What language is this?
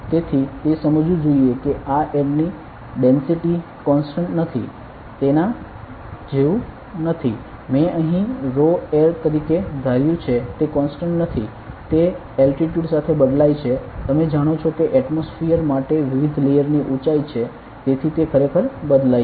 Gujarati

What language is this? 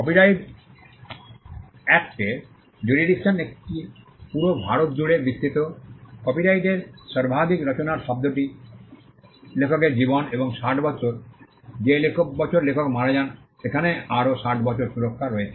Bangla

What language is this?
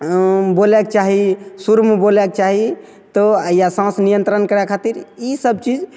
Maithili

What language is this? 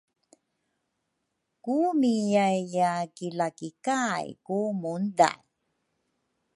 Rukai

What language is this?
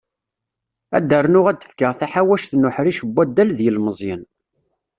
Kabyle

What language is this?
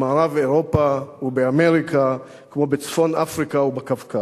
Hebrew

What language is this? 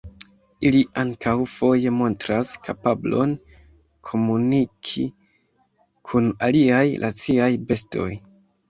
Esperanto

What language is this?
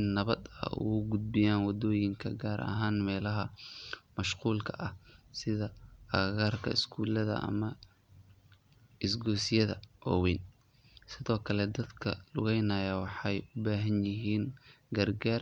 Somali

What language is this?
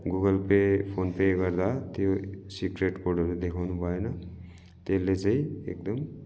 Nepali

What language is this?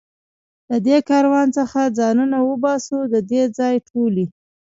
Pashto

